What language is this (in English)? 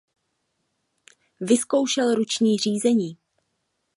Czech